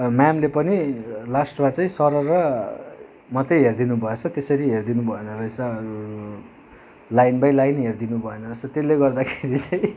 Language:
Nepali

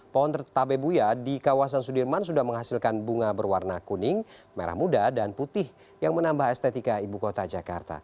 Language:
Indonesian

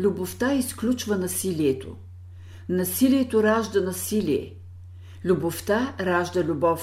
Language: Bulgarian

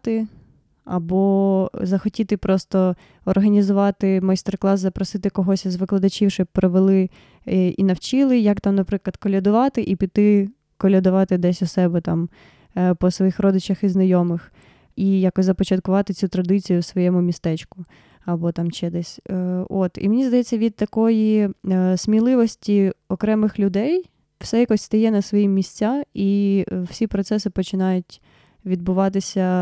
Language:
Ukrainian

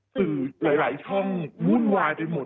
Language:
Thai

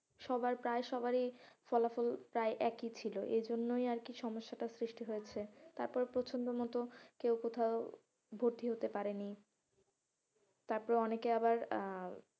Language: Bangla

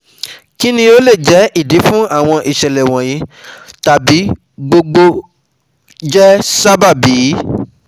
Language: Yoruba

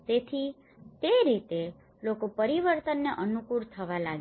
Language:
Gujarati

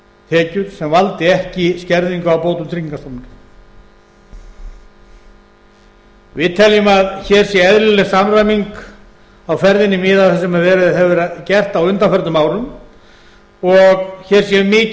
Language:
Icelandic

